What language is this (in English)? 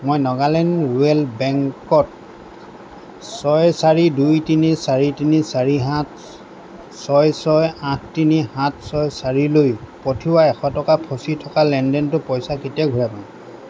Assamese